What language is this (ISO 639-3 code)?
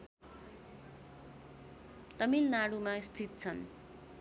nep